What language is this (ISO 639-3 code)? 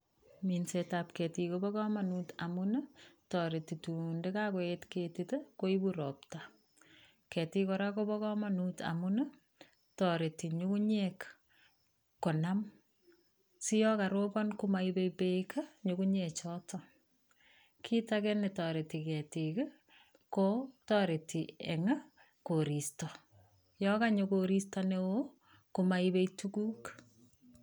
kln